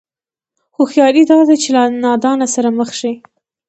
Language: Pashto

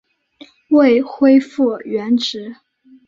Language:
Chinese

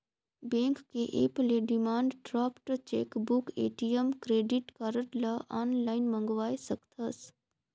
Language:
Chhattisgarhi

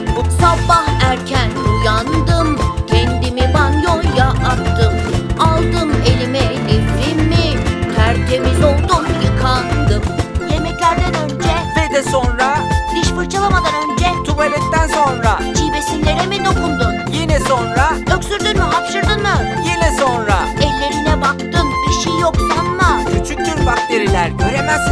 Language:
Turkish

